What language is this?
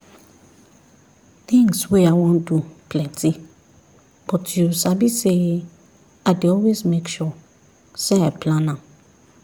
Nigerian Pidgin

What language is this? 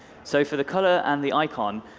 English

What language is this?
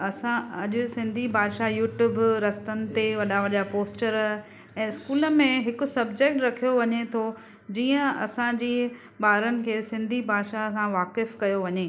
Sindhi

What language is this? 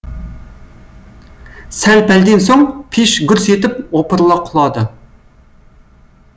Kazakh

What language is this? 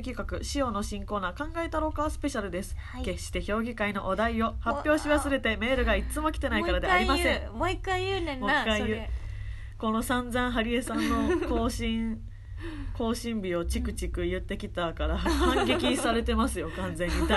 Japanese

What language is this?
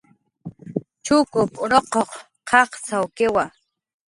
Jaqaru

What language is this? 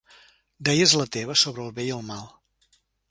Catalan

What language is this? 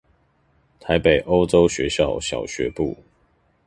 Chinese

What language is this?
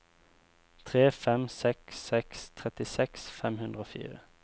Norwegian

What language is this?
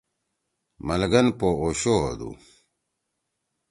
Torwali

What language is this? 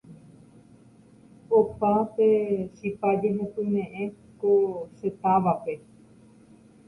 Guarani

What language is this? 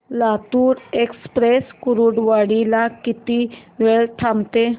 Marathi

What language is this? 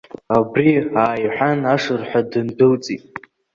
Abkhazian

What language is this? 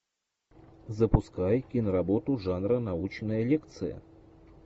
Russian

